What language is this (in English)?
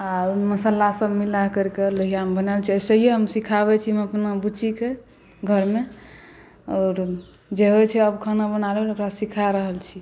Maithili